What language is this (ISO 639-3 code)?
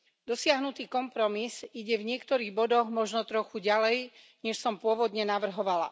slk